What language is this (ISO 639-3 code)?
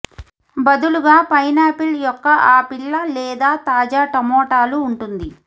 tel